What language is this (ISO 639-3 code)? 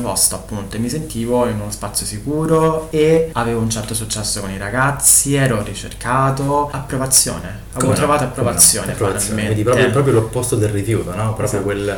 ita